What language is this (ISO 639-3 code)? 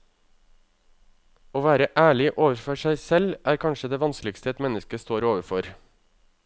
nor